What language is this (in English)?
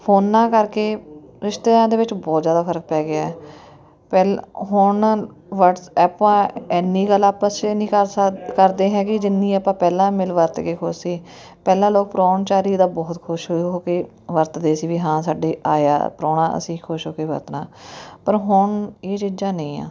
Punjabi